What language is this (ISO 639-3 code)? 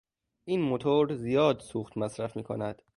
fas